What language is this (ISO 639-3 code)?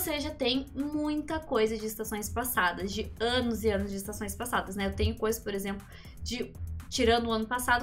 por